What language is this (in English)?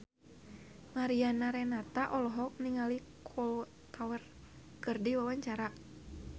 Sundanese